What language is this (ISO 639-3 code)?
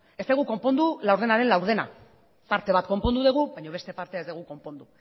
eus